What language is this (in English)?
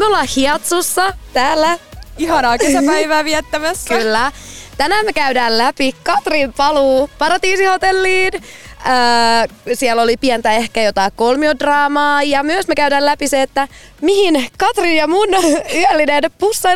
Finnish